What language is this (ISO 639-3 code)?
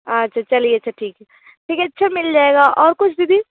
hin